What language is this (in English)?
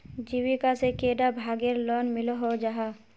Magahi